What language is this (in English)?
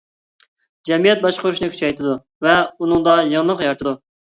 Uyghur